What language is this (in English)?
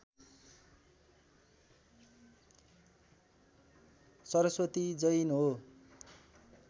Nepali